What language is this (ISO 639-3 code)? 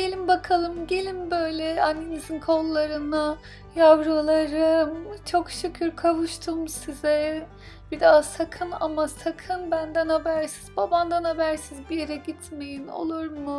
tur